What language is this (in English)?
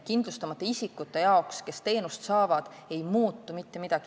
Estonian